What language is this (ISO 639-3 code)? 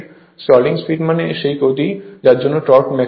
ben